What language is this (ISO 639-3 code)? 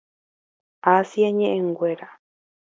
grn